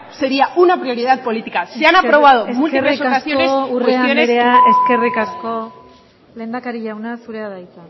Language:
Basque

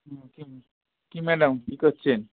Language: Bangla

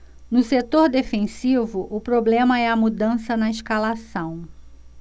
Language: Portuguese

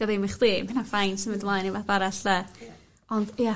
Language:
Welsh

